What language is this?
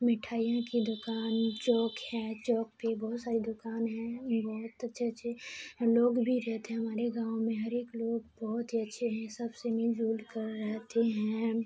Urdu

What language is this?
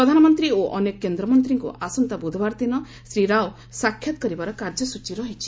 Odia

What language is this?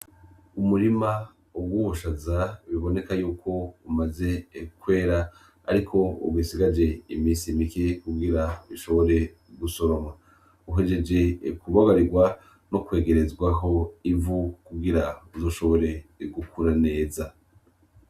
Rundi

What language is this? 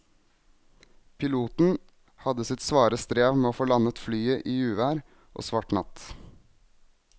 Norwegian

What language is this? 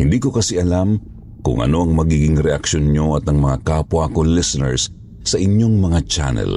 Filipino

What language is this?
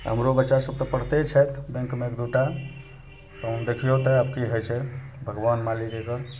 Maithili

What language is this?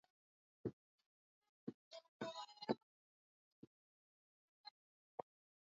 Swahili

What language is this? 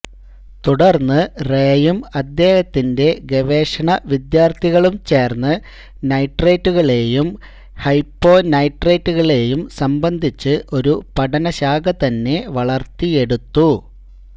Malayalam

